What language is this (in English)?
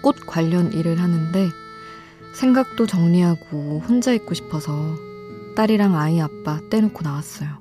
Korean